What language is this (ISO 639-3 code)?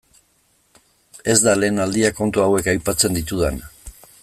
eus